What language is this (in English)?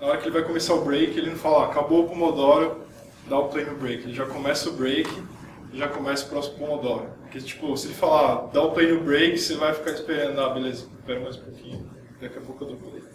Portuguese